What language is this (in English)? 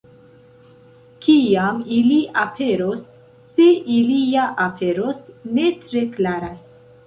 Esperanto